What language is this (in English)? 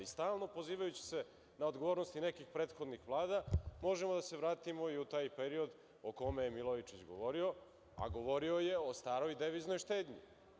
Serbian